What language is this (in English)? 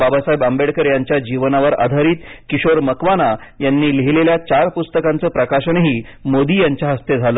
Marathi